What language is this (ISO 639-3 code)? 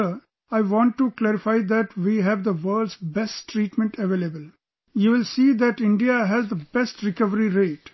eng